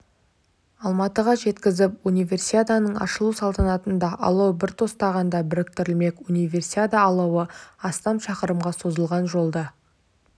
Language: Kazakh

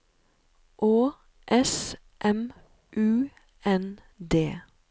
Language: Norwegian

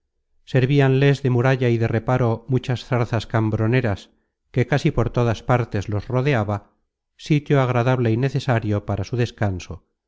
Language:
Spanish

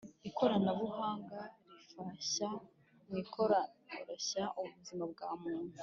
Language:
Kinyarwanda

